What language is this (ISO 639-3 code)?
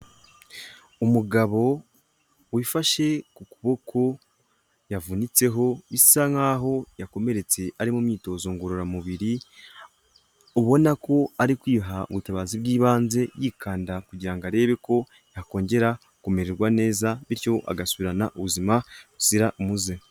kin